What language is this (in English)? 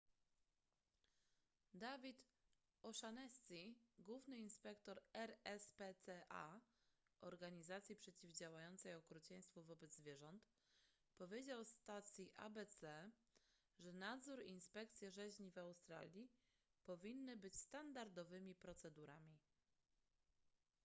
Polish